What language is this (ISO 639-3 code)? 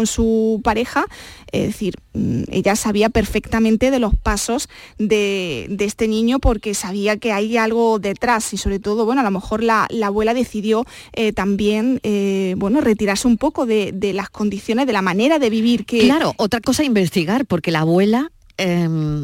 spa